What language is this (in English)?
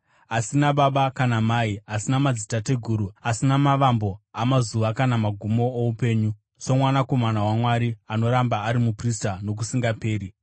Shona